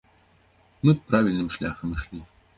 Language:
Belarusian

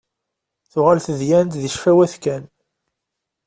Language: Kabyle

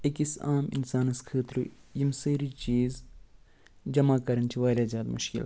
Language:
Kashmiri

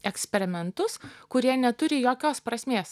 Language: Lithuanian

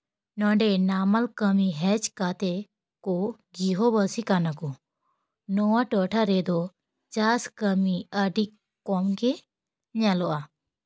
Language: Santali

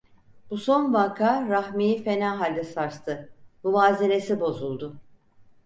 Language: Turkish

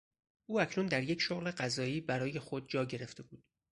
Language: Persian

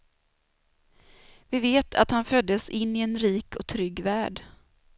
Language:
Swedish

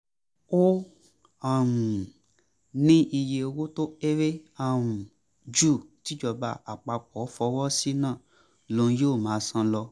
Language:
Yoruba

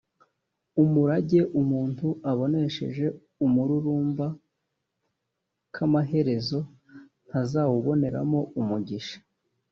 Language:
Kinyarwanda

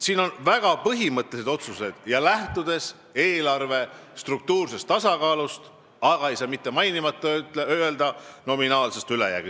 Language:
Estonian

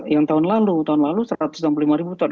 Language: Indonesian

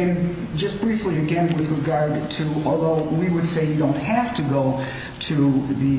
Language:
English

